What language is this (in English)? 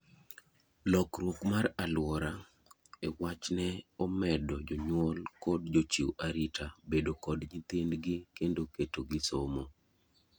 Luo (Kenya and Tanzania)